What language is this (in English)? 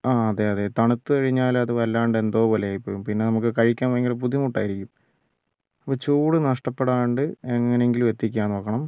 Malayalam